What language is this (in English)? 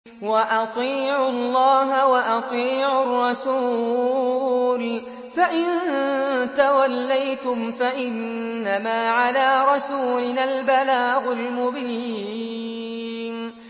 Arabic